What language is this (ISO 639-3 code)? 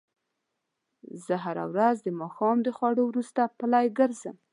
pus